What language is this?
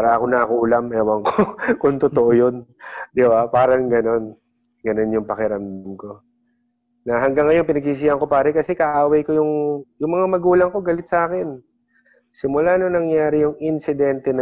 Filipino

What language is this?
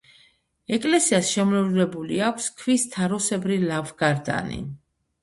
Georgian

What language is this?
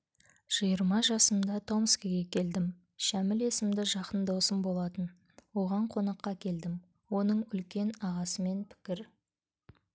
Kazakh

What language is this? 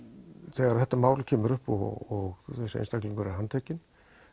Icelandic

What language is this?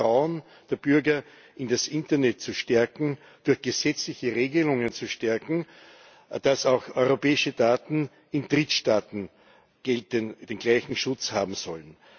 German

